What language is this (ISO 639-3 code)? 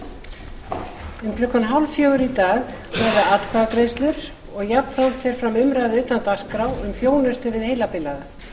isl